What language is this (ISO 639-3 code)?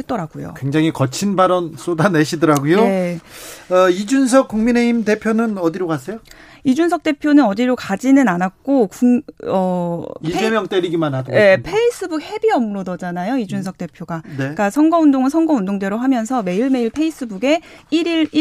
kor